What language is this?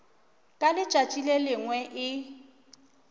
Northern Sotho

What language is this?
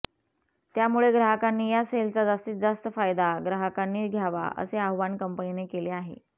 Marathi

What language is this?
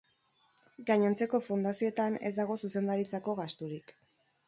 Basque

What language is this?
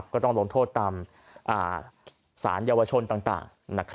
Thai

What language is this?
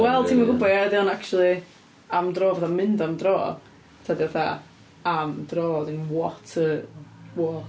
Welsh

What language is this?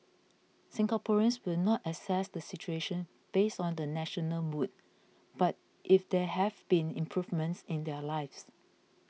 English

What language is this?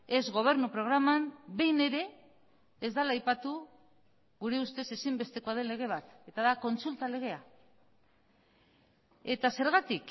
Basque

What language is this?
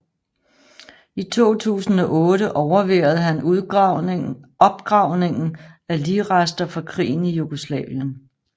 Danish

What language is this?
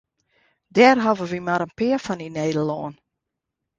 Western Frisian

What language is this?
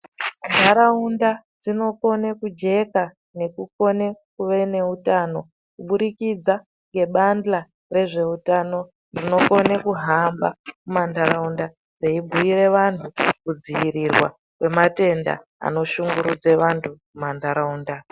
Ndau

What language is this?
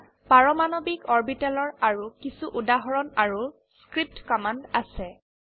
Assamese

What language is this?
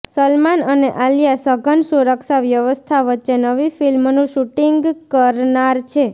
Gujarati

